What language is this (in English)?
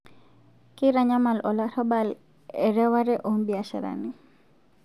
Masai